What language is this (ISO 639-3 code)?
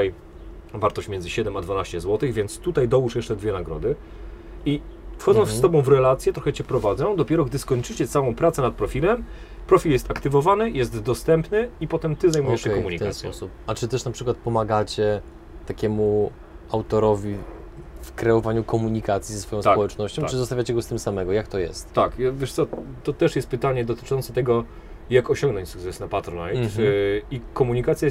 pol